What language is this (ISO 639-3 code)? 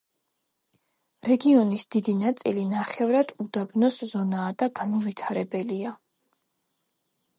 kat